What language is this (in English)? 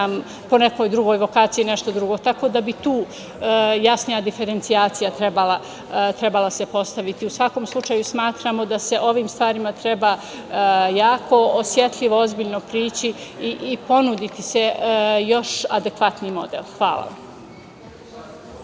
Serbian